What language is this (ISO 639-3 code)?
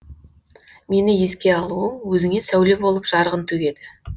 kaz